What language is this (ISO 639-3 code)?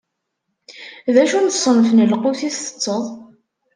kab